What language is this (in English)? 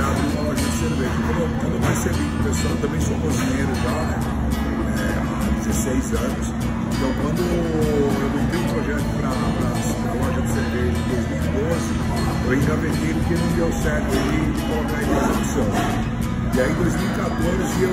Portuguese